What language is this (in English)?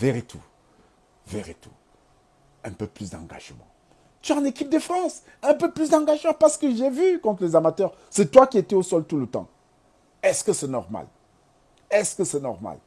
French